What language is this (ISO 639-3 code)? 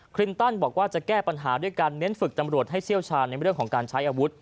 tha